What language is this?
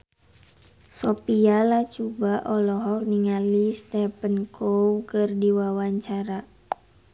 Sundanese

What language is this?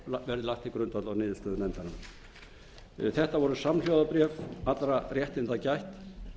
Icelandic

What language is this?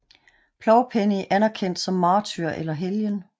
Danish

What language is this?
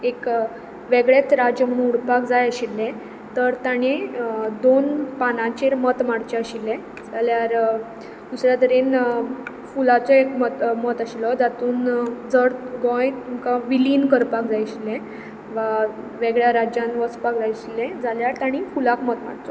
Konkani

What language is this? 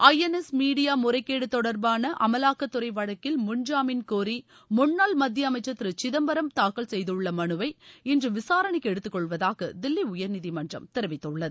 Tamil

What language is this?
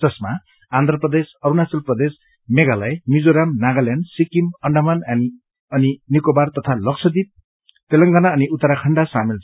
Nepali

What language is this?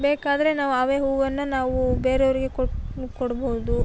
Kannada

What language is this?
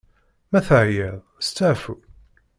Kabyle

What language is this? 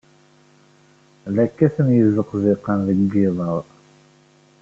Kabyle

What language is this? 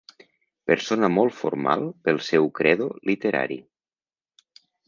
Catalan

